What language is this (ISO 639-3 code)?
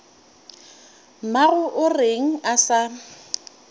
nso